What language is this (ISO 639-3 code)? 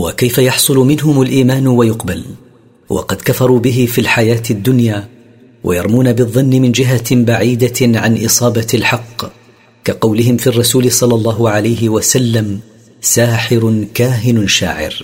ara